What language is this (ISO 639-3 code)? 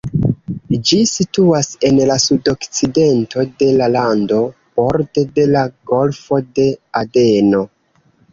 epo